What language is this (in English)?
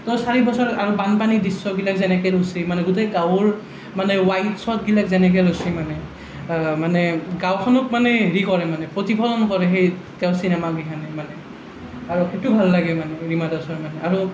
Assamese